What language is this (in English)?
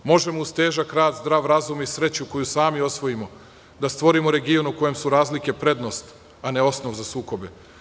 Serbian